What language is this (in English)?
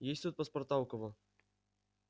Russian